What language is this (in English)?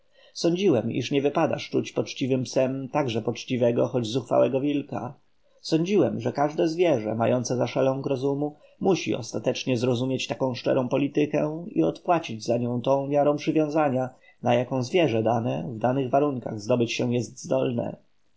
Polish